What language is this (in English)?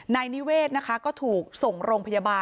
Thai